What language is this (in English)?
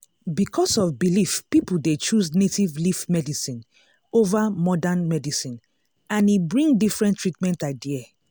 Nigerian Pidgin